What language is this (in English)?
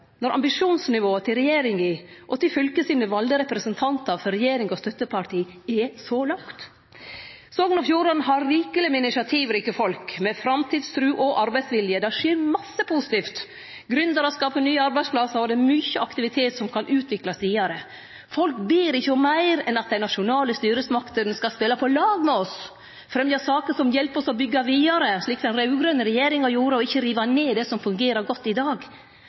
Norwegian Nynorsk